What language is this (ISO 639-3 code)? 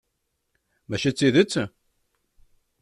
kab